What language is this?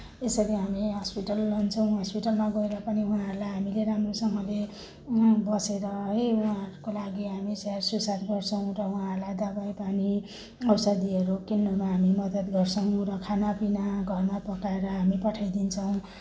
Nepali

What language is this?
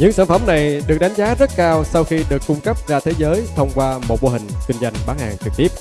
Vietnamese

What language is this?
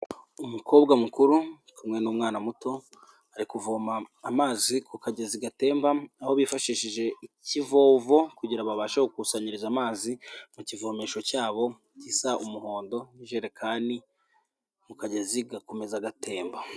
Kinyarwanda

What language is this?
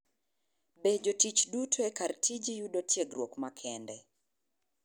Luo (Kenya and Tanzania)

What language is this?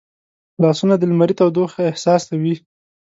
Pashto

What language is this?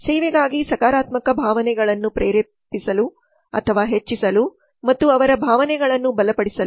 Kannada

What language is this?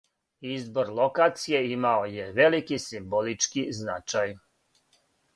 Serbian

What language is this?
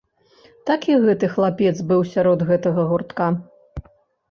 Belarusian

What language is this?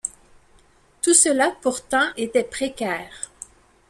French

